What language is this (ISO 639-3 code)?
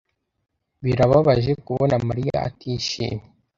kin